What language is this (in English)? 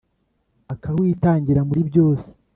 Kinyarwanda